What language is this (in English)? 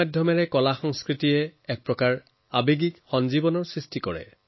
Assamese